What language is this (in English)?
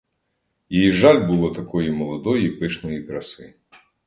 Ukrainian